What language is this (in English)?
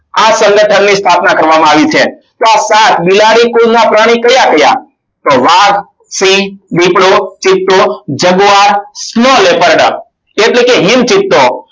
Gujarati